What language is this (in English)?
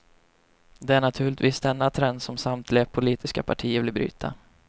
Swedish